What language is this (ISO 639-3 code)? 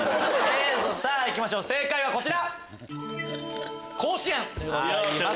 jpn